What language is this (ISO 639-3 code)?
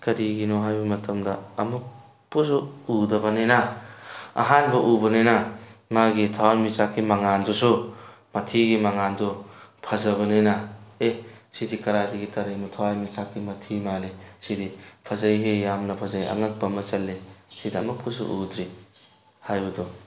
mni